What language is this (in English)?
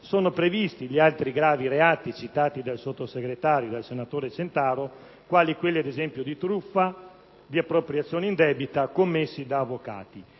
Italian